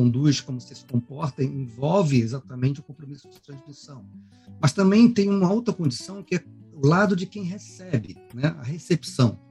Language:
Portuguese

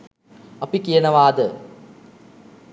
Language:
Sinhala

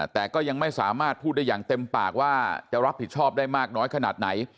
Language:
Thai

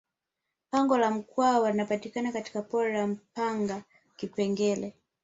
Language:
Swahili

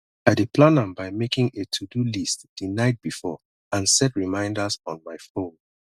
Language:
Nigerian Pidgin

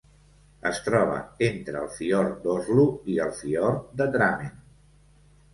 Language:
Catalan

